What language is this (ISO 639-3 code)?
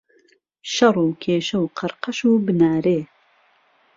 ckb